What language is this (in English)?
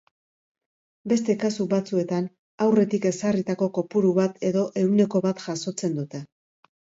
Basque